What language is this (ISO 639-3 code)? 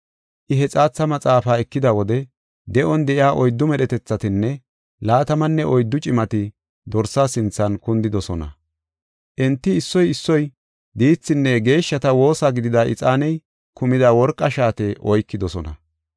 gof